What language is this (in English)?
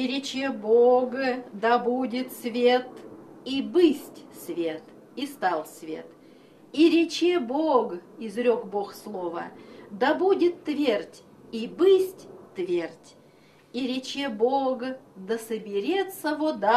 Russian